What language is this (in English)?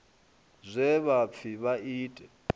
Venda